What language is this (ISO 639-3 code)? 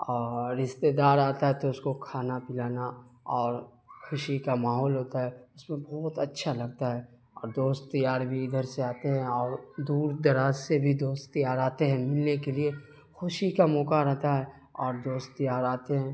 urd